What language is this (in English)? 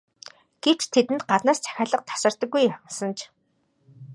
Mongolian